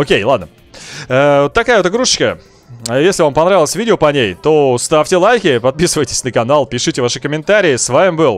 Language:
Russian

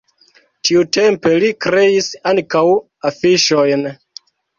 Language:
Esperanto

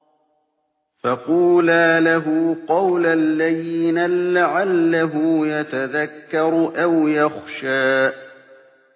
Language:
Arabic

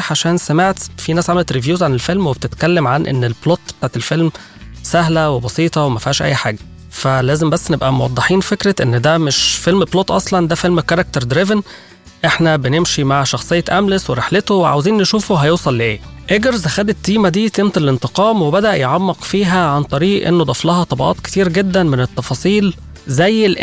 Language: Arabic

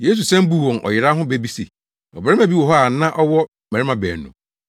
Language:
Akan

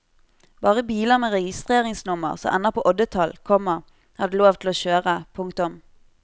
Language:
Norwegian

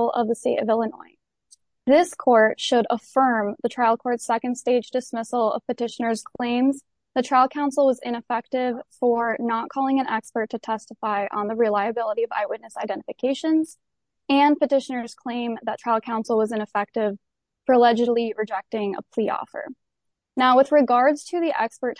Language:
English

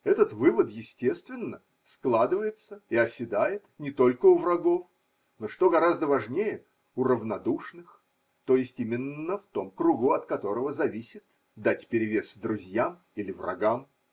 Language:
Russian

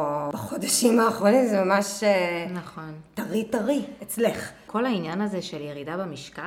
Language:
Hebrew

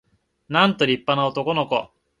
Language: Japanese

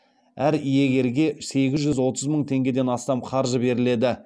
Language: Kazakh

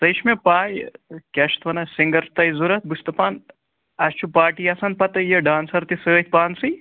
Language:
Kashmiri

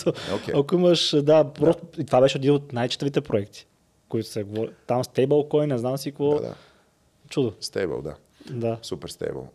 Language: Bulgarian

